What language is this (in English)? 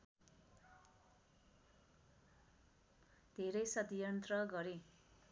Nepali